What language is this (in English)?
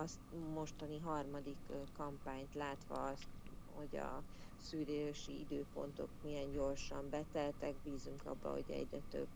Hungarian